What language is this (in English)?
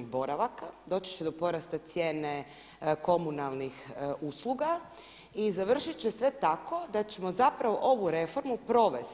Croatian